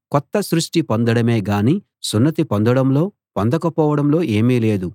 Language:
Telugu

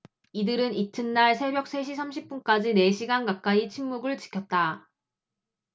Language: Korean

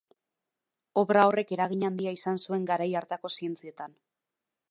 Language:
Basque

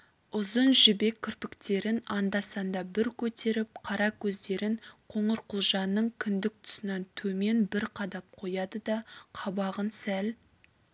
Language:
Kazakh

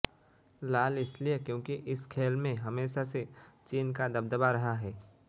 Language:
Hindi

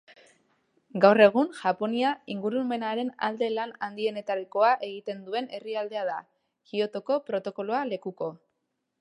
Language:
Basque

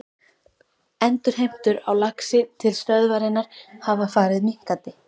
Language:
Icelandic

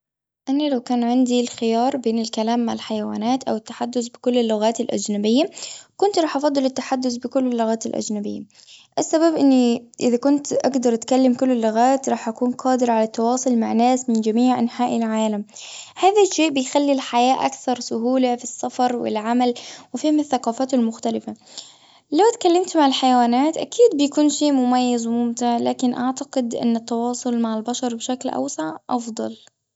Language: Gulf Arabic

